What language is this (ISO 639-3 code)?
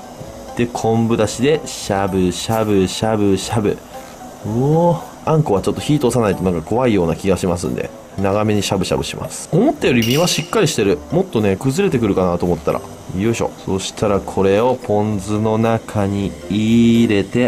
jpn